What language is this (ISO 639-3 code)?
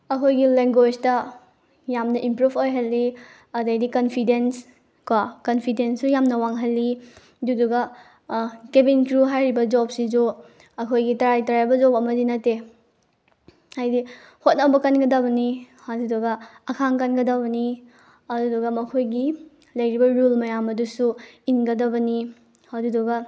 mni